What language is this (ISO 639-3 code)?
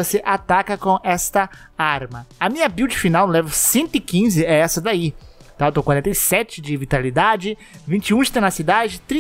por